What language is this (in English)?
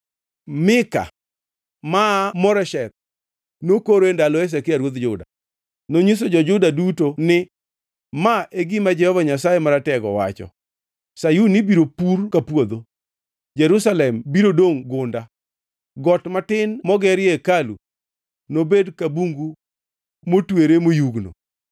Luo (Kenya and Tanzania)